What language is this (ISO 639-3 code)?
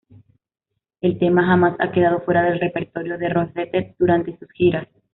spa